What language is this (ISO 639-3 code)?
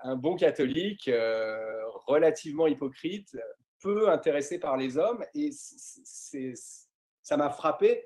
fra